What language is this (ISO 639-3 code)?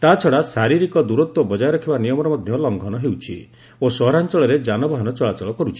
ori